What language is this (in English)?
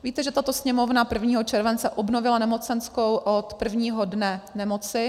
Czech